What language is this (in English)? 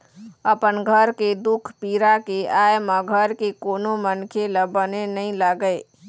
Chhattisgarhi